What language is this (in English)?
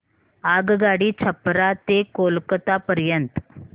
Marathi